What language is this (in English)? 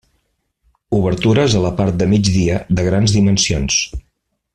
Catalan